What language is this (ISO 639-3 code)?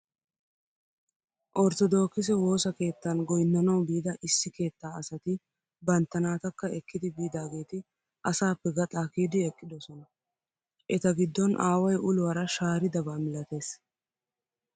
wal